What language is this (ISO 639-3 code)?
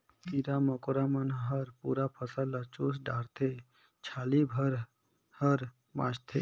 hne